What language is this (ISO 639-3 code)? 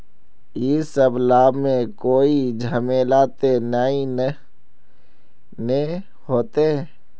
mag